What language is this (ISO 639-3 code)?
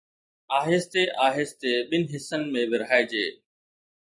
snd